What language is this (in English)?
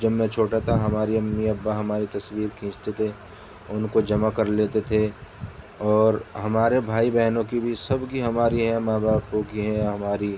Urdu